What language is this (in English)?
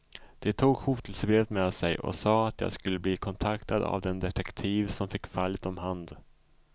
Swedish